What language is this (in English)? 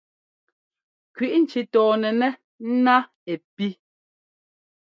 Ngomba